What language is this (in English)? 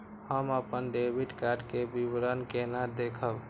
Maithili